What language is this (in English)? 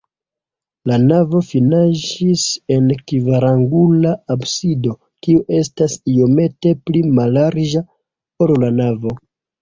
Esperanto